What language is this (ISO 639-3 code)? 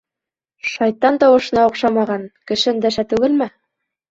bak